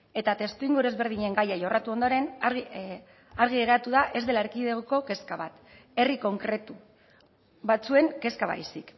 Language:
Basque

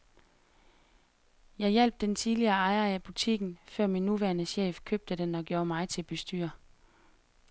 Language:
Danish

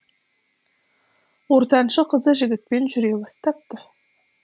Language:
Kazakh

